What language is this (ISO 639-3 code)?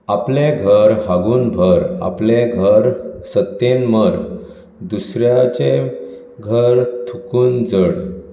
kok